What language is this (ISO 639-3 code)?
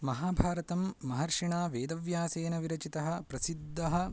san